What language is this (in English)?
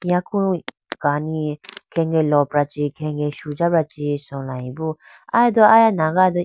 Idu-Mishmi